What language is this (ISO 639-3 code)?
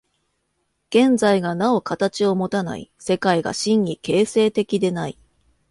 jpn